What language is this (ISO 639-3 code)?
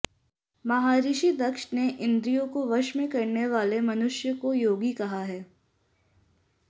san